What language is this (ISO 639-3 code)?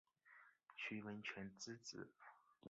zho